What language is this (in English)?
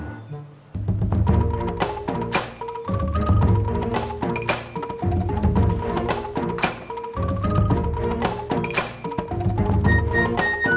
Indonesian